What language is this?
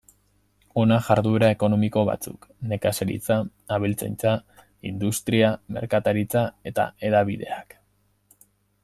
Basque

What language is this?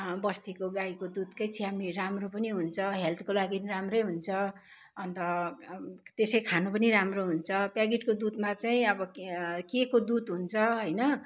Nepali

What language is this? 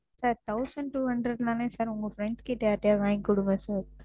Tamil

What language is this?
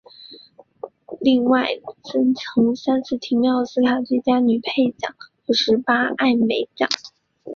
Chinese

